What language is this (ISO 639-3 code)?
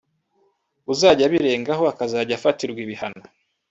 kin